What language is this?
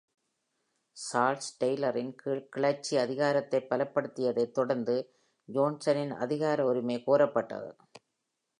Tamil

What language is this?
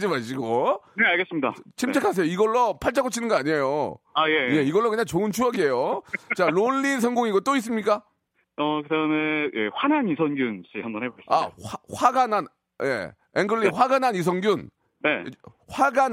Korean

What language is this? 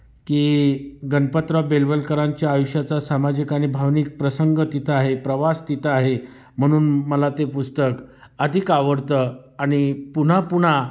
Marathi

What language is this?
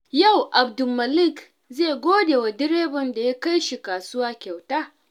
Hausa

